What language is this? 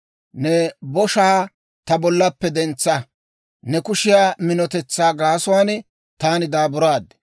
Dawro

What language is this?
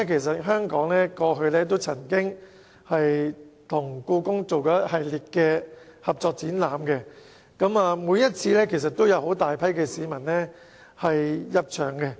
Cantonese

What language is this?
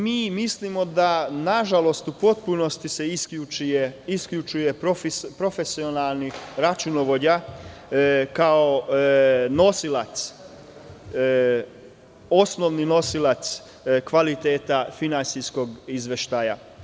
Serbian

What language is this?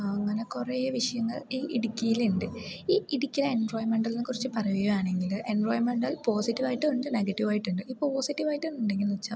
Malayalam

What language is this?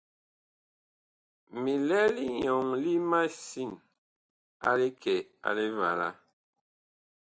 Bakoko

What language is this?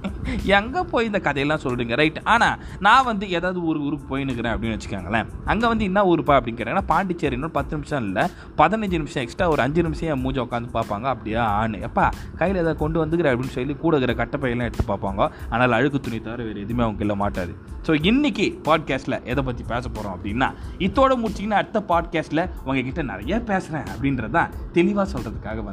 Tamil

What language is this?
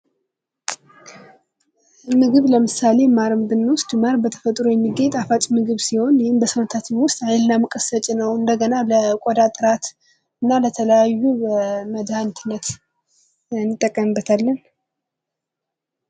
Amharic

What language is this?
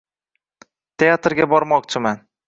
Uzbek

